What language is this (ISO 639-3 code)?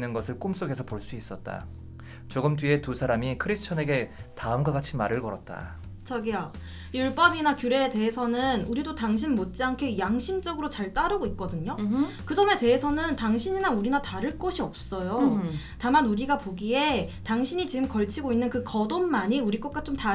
kor